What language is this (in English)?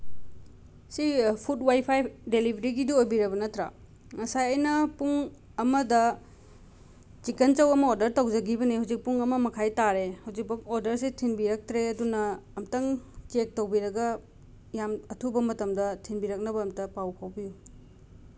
Manipuri